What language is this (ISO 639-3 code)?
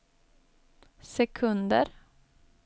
swe